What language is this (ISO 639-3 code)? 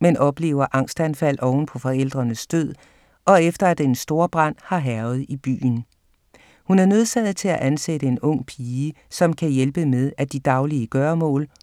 dan